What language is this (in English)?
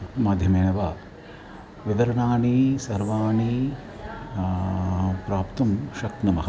Sanskrit